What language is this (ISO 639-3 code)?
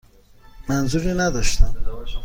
fas